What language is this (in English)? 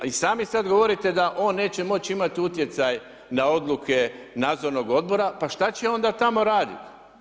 Croatian